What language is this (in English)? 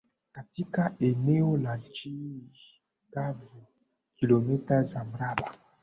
Swahili